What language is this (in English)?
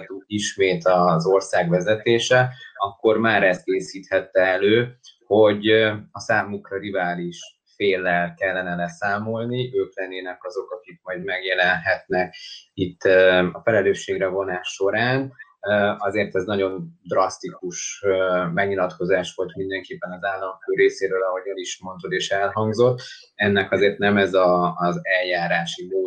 Hungarian